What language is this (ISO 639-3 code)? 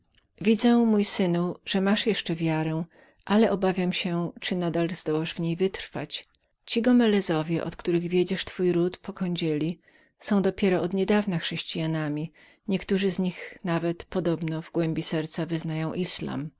pol